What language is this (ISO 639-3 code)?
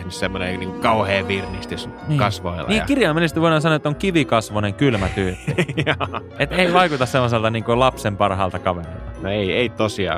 fin